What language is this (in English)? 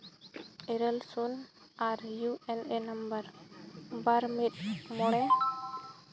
Santali